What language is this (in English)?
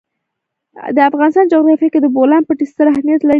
Pashto